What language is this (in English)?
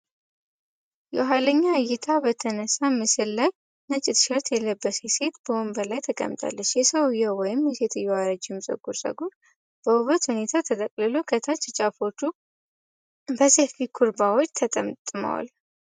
Amharic